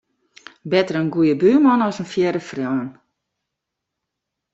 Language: Western Frisian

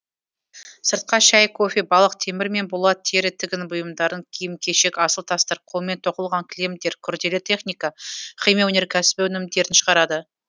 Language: Kazakh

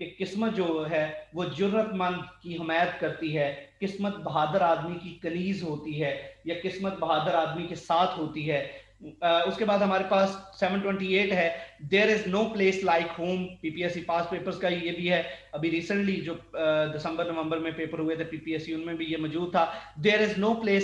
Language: Hindi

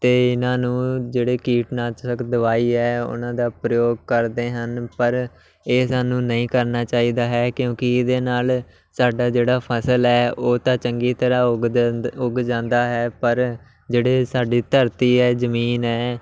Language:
Punjabi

